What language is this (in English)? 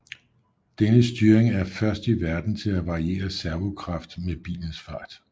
Danish